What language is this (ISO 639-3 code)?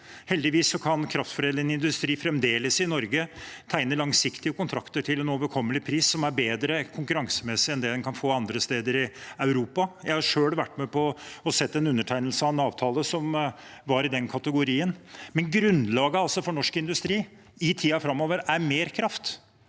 nor